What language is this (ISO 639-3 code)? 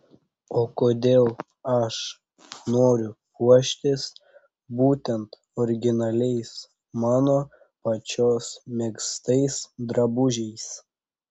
lit